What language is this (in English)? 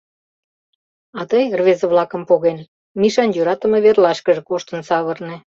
Mari